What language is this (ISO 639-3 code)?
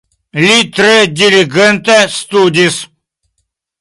epo